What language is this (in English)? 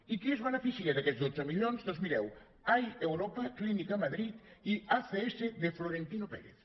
Catalan